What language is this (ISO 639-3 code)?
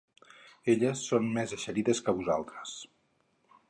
cat